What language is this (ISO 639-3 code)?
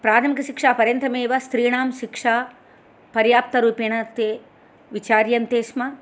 san